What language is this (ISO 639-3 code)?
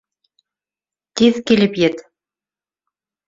bak